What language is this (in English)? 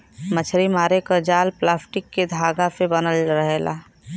Bhojpuri